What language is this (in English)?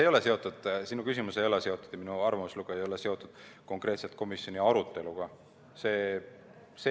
Estonian